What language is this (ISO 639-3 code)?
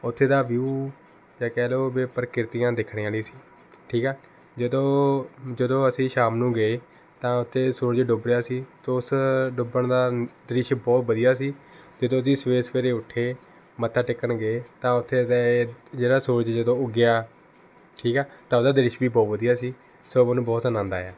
pan